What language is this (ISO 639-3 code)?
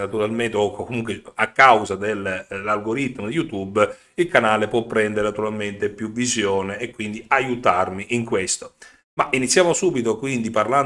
ita